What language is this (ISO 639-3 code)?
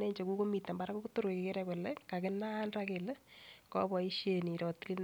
kln